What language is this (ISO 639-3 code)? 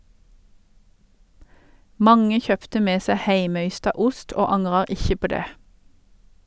nor